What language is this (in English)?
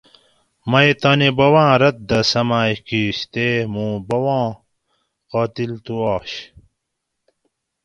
Gawri